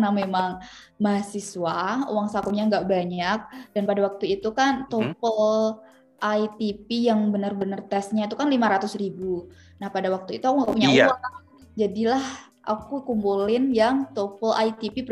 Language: Indonesian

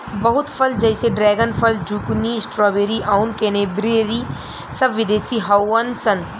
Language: Bhojpuri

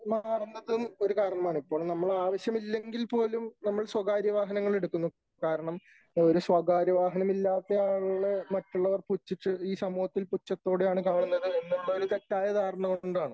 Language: Malayalam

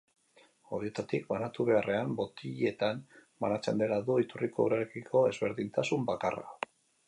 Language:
Basque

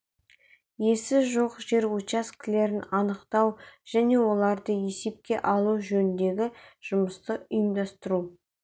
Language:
Kazakh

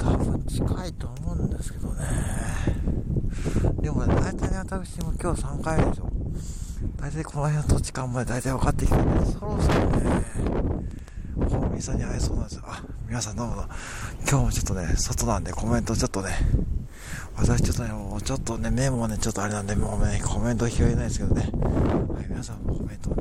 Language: Japanese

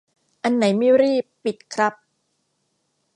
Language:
Thai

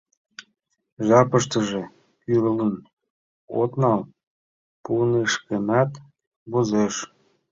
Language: Mari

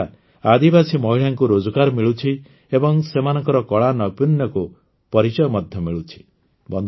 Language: Odia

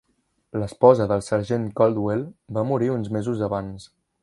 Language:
Catalan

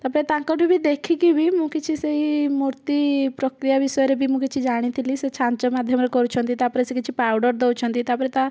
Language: Odia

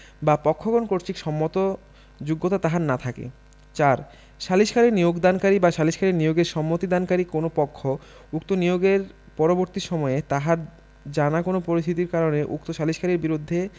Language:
Bangla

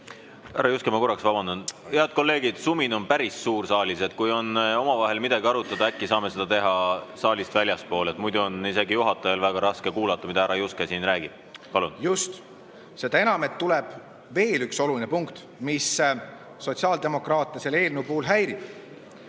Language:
Estonian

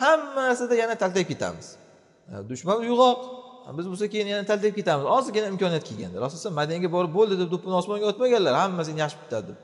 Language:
Turkish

